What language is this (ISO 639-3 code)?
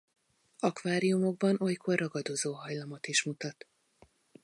hun